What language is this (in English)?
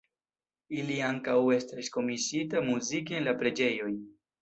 Esperanto